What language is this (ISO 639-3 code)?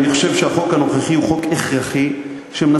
heb